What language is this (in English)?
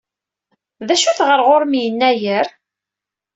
Kabyle